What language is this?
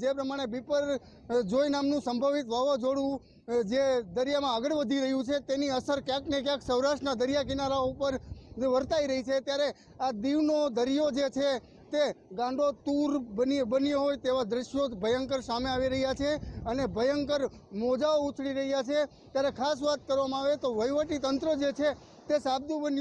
Hindi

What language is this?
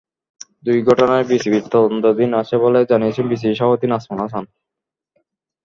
Bangla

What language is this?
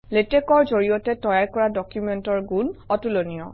Assamese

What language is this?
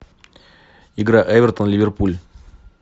Russian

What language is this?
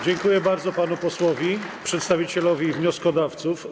Polish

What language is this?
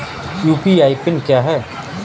Hindi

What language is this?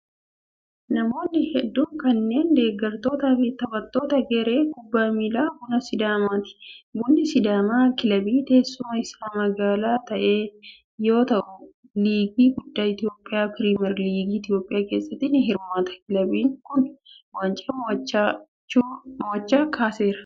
Oromo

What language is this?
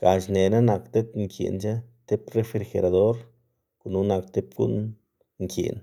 Xanaguía Zapotec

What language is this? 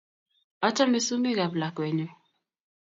Kalenjin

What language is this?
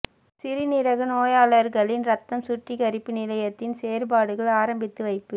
Tamil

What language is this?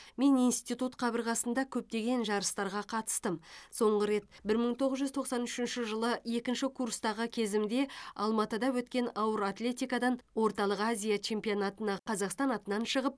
Kazakh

